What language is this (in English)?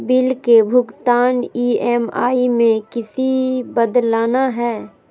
Magahi